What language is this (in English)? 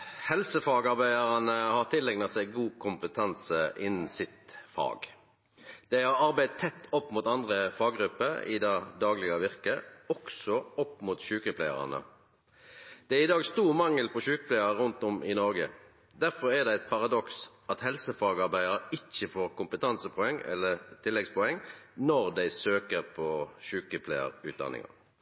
Norwegian Nynorsk